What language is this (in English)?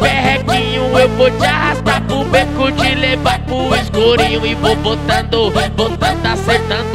Portuguese